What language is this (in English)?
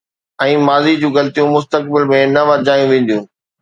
Sindhi